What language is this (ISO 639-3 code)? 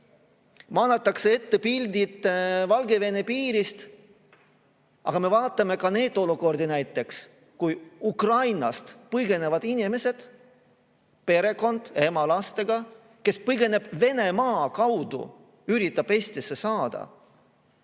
est